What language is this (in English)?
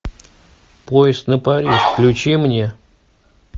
Russian